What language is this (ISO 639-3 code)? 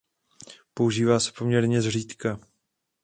ces